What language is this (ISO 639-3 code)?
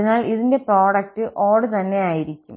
mal